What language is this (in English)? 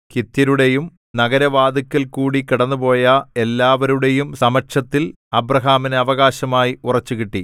Malayalam